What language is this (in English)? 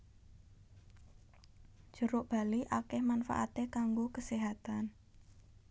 Javanese